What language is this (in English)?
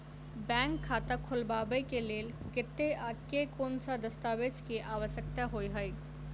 Maithili